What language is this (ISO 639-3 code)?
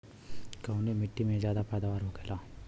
bho